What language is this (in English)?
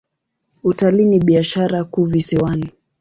Swahili